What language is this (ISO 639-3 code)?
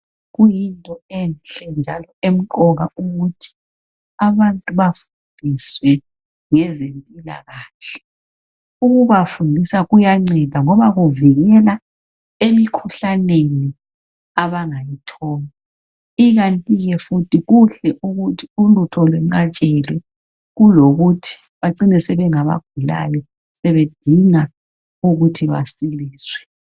nde